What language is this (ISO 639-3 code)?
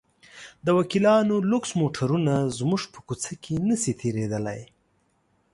pus